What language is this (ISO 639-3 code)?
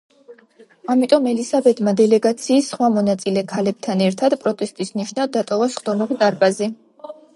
kat